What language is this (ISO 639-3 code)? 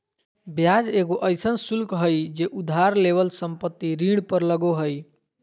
mag